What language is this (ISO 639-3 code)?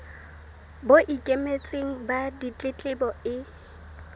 sot